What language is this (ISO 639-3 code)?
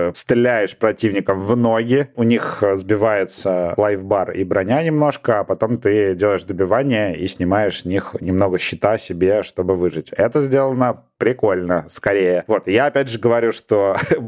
rus